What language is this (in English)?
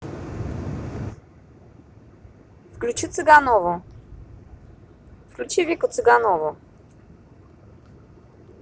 Russian